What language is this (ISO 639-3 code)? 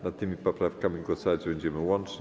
pol